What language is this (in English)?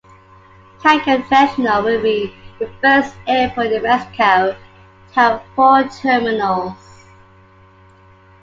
English